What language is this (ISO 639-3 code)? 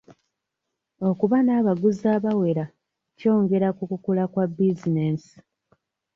lug